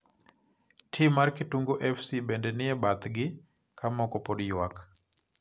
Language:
Luo (Kenya and Tanzania)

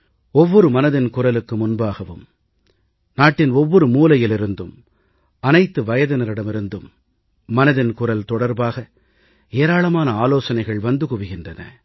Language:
Tamil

